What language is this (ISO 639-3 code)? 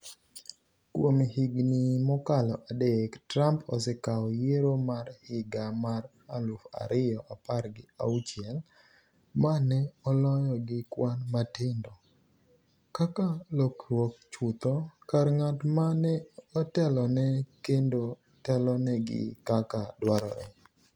luo